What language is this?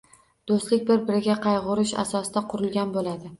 Uzbek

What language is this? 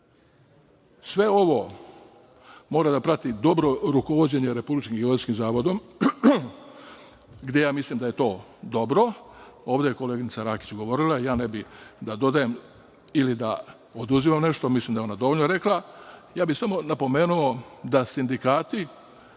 Serbian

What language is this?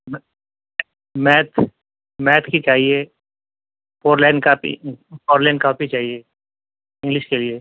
Urdu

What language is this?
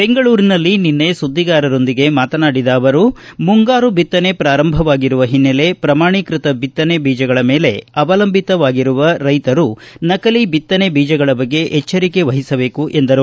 Kannada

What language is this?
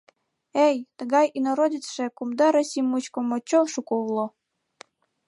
Mari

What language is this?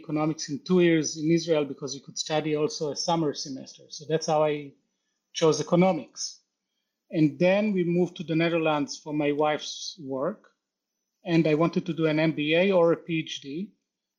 English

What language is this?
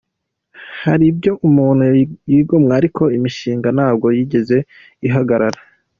Kinyarwanda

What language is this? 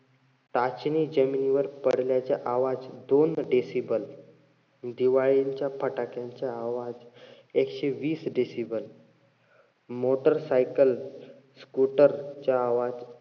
Marathi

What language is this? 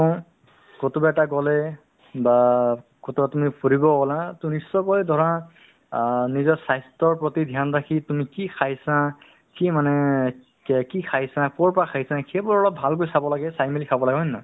Assamese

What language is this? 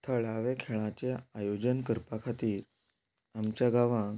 Konkani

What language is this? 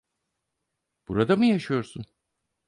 Turkish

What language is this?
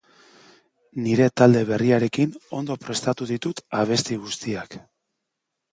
Basque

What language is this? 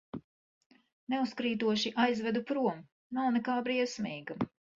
Latvian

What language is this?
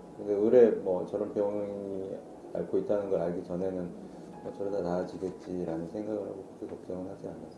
Korean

